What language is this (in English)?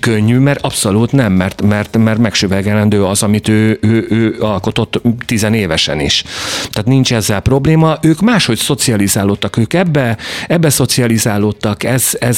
Hungarian